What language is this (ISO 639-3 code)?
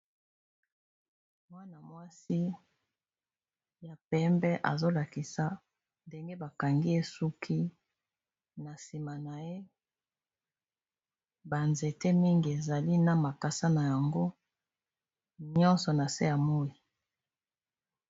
lin